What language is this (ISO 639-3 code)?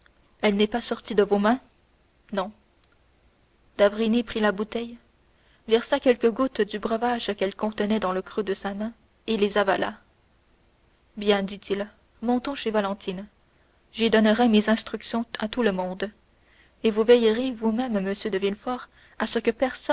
fra